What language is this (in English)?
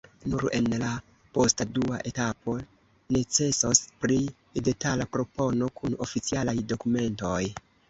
Esperanto